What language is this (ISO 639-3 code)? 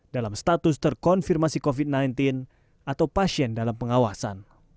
ind